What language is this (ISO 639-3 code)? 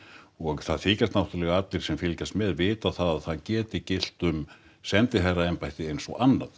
isl